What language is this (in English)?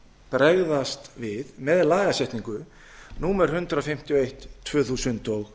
Icelandic